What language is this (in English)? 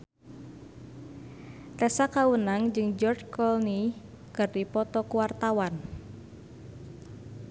Sundanese